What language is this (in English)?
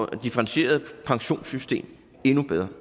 Danish